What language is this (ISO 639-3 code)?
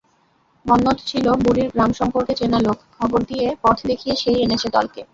ben